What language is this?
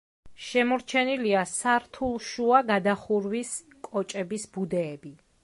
Georgian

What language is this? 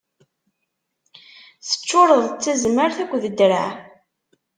Kabyle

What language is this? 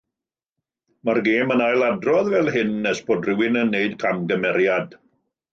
Welsh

